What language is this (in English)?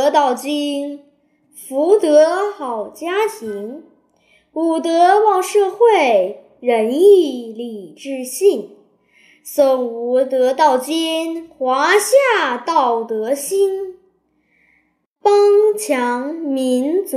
Chinese